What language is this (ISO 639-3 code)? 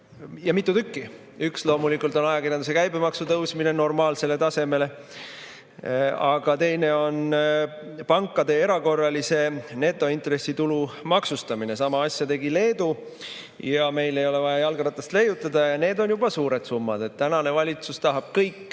est